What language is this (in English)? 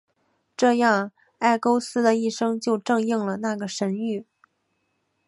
Chinese